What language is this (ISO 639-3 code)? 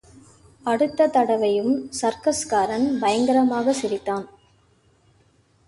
tam